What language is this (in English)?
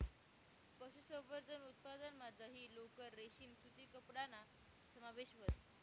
Marathi